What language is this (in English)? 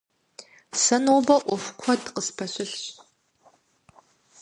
Kabardian